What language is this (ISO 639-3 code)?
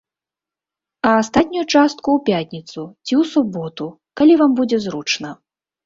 bel